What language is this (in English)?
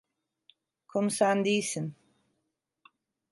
Turkish